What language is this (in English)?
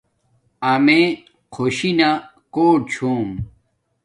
Domaaki